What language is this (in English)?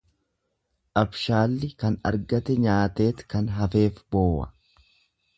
Oromo